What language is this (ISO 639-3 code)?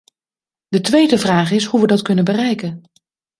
nld